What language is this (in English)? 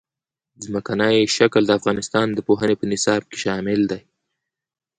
Pashto